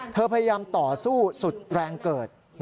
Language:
Thai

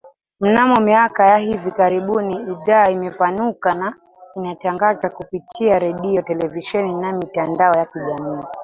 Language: Swahili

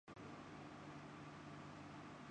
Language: Urdu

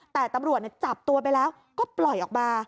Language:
Thai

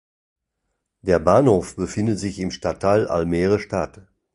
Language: German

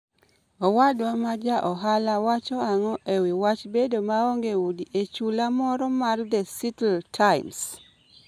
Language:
Luo (Kenya and Tanzania)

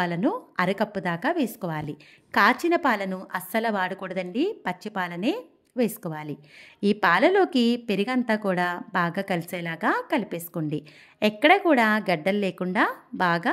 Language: Telugu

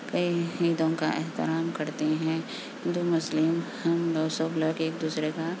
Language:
Urdu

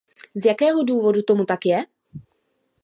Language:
Czech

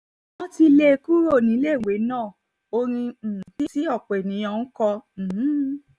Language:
Yoruba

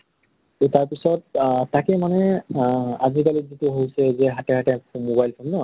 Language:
Assamese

